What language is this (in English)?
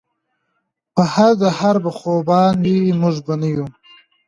Pashto